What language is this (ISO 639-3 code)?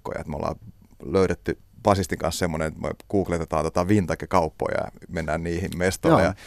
fin